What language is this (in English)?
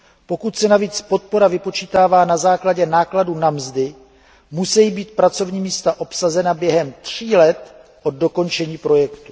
Czech